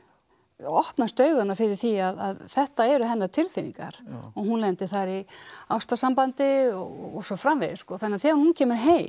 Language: Icelandic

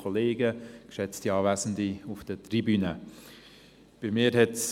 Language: Swiss German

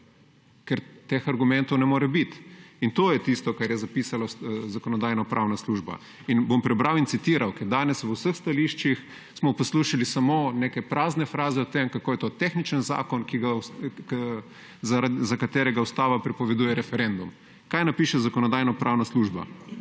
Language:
Slovenian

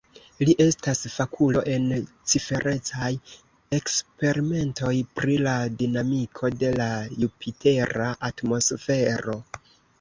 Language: Esperanto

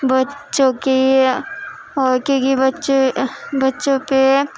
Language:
Urdu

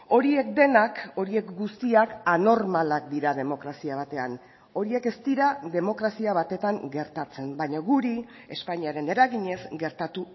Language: Basque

